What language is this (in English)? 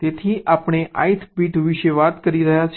Gujarati